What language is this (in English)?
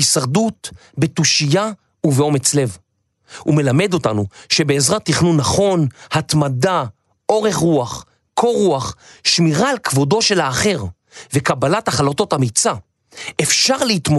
Hebrew